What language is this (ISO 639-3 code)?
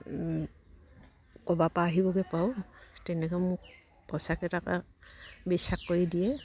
asm